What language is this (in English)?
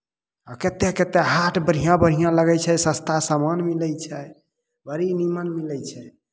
Maithili